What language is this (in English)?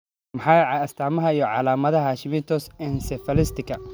Somali